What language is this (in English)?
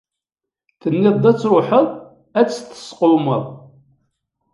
Kabyle